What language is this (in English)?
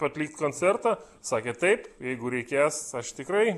Lithuanian